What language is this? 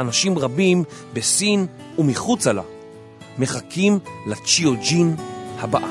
Hebrew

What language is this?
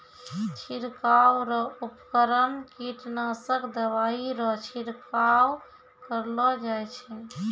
Maithili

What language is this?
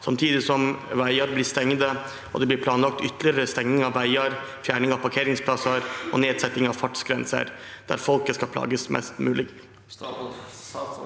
Norwegian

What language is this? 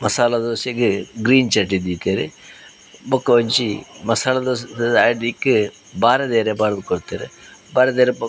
Tulu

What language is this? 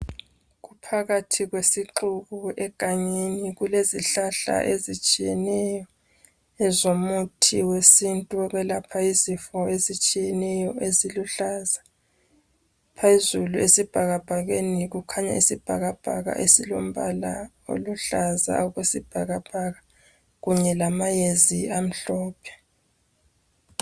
North Ndebele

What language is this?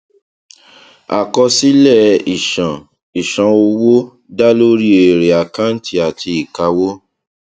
Yoruba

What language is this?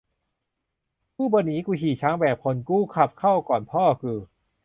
Thai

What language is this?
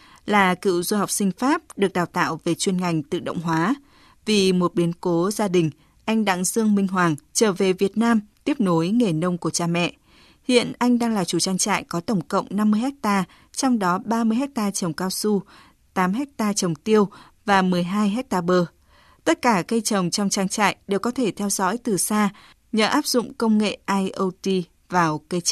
Vietnamese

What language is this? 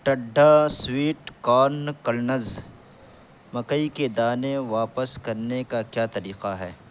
Urdu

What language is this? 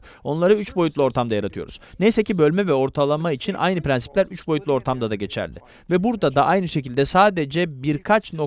Turkish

